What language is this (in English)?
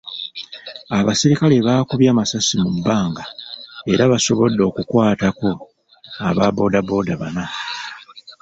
Ganda